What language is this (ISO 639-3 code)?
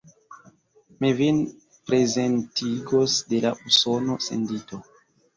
epo